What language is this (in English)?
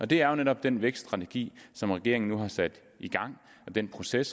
Danish